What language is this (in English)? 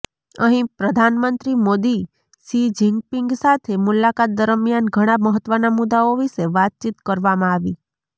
Gujarati